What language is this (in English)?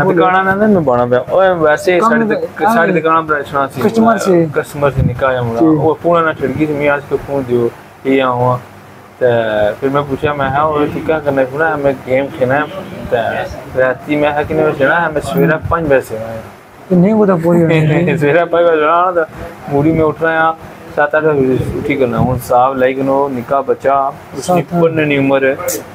Punjabi